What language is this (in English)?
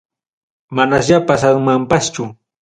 Ayacucho Quechua